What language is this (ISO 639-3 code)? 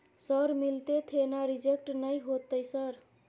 mai